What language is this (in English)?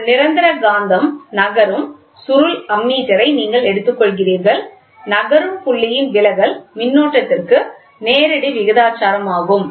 Tamil